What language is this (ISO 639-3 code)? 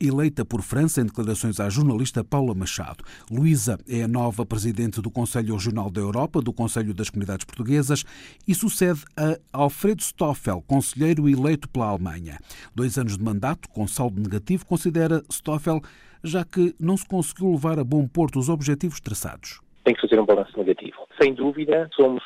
por